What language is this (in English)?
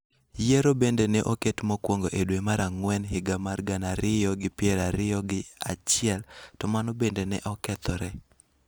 Luo (Kenya and Tanzania)